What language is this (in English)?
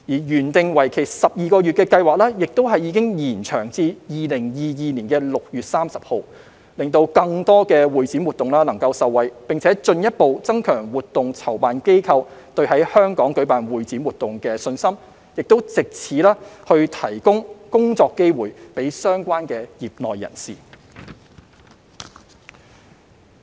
Cantonese